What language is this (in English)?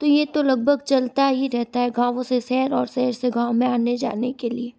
Hindi